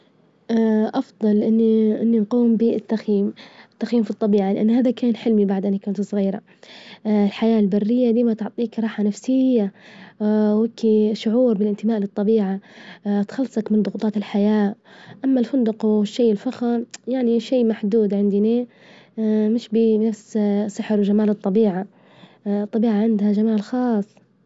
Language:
Libyan Arabic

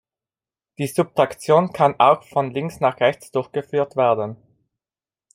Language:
German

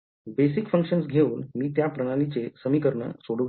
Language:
Marathi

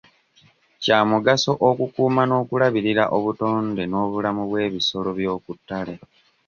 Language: Ganda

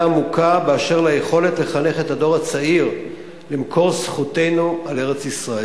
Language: Hebrew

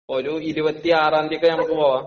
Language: Malayalam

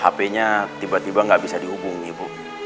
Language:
Indonesian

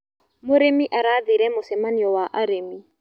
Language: Kikuyu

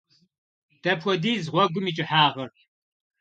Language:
Kabardian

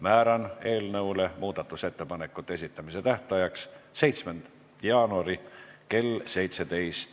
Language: Estonian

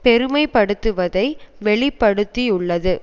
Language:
Tamil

